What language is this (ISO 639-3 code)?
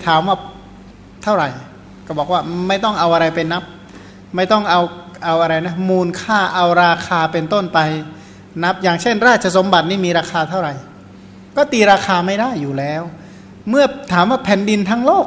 tha